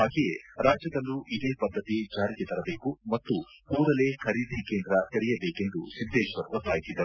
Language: Kannada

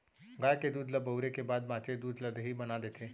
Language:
Chhattisgarhi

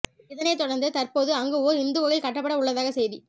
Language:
Tamil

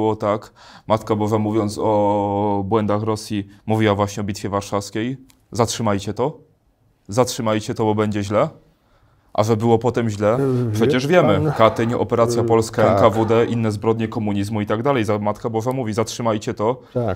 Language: Polish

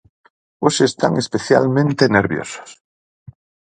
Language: Galician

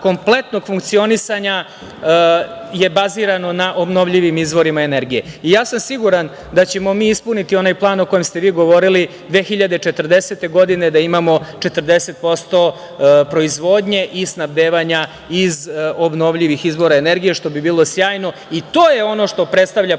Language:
Serbian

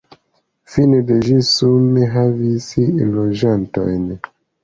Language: Esperanto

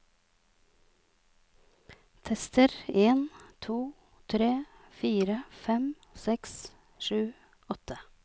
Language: Norwegian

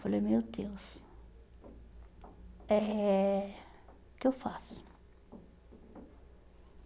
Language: Portuguese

